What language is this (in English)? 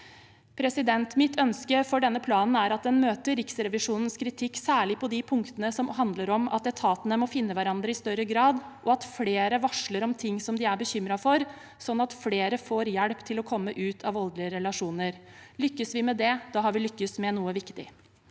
Norwegian